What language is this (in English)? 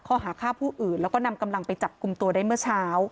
Thai